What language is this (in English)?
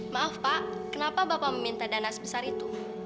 Indonesian